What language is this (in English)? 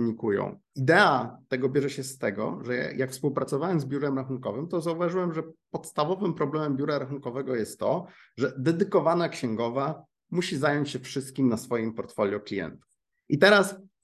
Polish